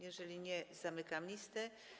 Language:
Polish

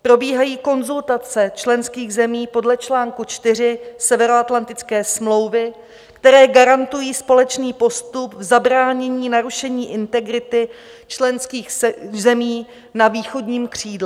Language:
Czech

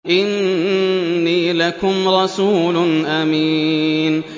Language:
Arabic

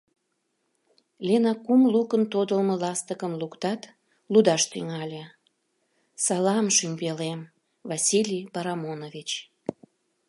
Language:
Mari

